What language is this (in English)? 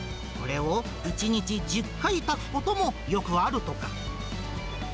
Japanese